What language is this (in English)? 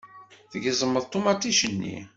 Kabyle